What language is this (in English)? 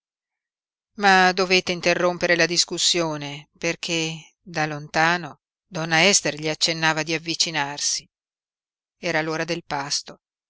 Italian